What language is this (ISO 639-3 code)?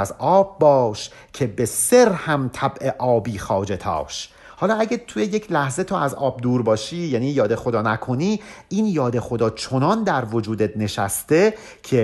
fas